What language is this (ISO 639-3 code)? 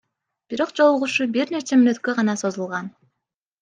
kir